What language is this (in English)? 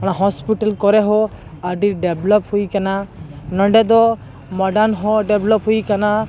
Santali